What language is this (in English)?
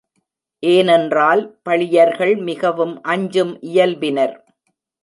Tamil